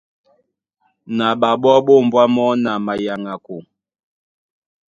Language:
Duala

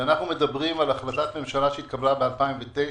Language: Hebrew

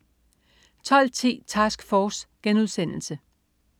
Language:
Danish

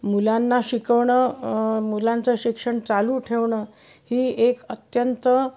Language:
Marathi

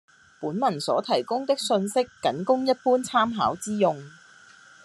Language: Cantonese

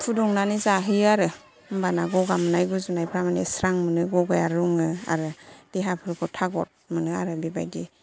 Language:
Bodo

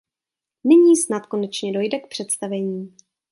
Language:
Czech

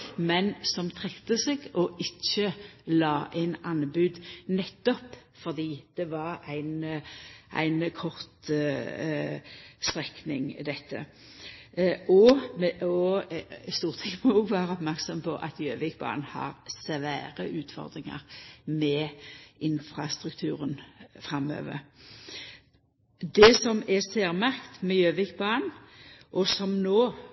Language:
Norwegian Nynorsk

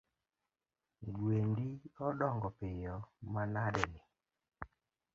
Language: Luo (Kenya and Tanzania)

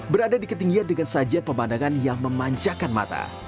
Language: Indonesian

